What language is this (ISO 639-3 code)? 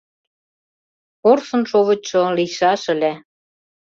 chm